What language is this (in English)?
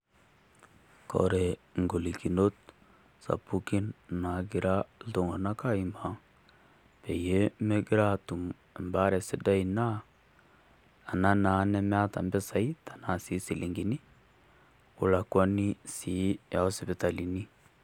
Masai